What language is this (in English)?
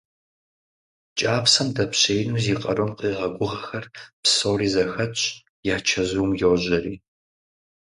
Kabardian